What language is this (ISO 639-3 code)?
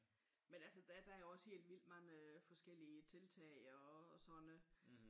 dan